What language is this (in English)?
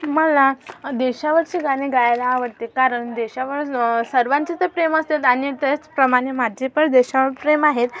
Marathi